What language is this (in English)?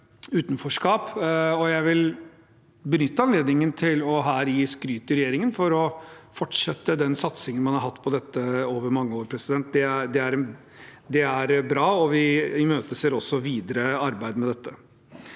Norwegian